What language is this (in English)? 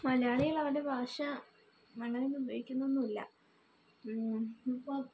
Malayalam